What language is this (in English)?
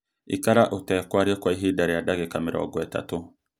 Kikuyu